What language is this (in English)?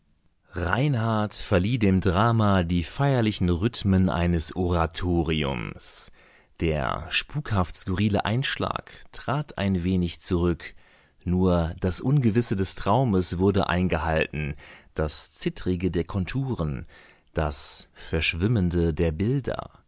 German